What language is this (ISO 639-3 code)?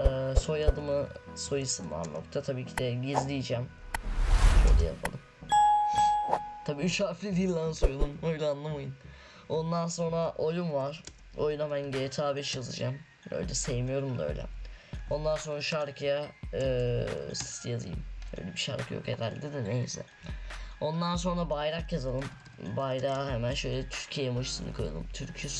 tur